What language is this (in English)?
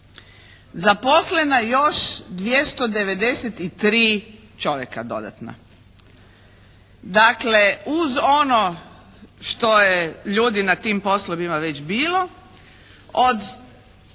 Croatian